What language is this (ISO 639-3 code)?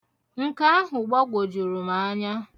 ibo